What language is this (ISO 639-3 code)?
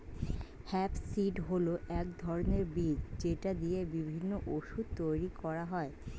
ben